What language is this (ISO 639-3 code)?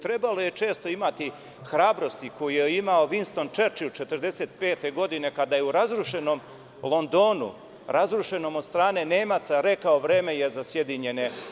srp